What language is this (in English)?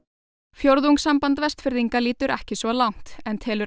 Icelandic